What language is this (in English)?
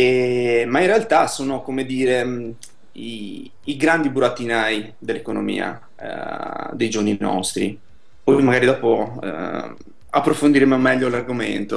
Italian